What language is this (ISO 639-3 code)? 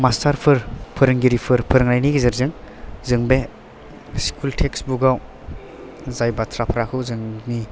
brx